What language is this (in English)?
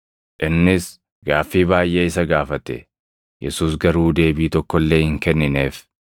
Oromo